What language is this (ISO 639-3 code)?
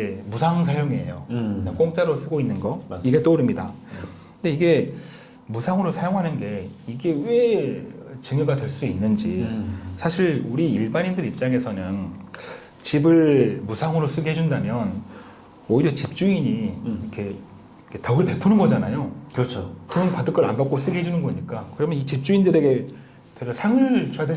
kor